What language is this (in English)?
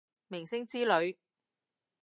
Cantonese